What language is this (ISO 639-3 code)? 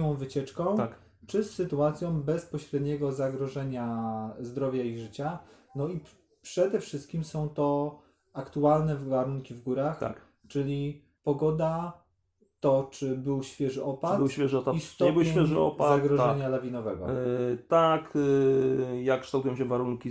pol